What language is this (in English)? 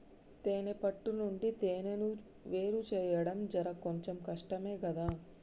Telugu